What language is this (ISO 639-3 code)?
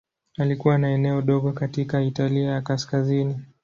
swa